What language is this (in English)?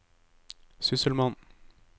Norwegian